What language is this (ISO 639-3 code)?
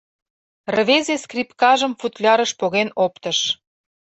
chm